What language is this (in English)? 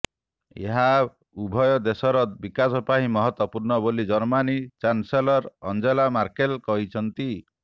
Odia